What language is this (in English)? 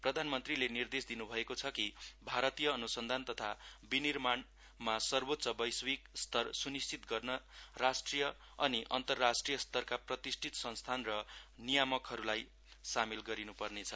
Nepali